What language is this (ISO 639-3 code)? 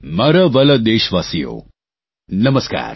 guj